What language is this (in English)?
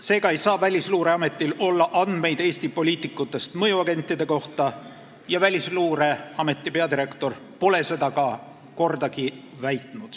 Estonian